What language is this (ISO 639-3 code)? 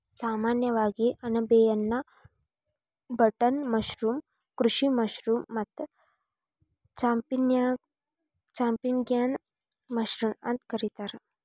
kan